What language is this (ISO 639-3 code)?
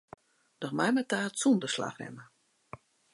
fry